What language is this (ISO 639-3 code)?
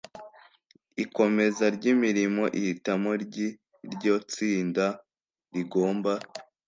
kin